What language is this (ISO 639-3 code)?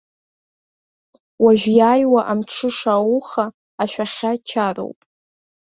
abk